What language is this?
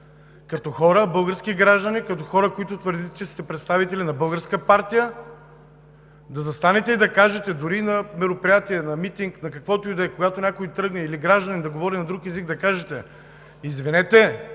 Bulgarian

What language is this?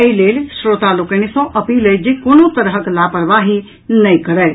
Maithili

